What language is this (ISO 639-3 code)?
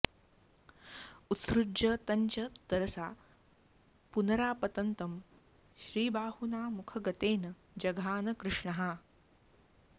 san